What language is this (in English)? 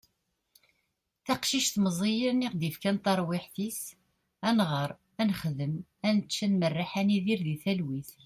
Kabyle